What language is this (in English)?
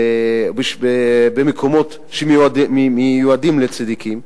Hebrew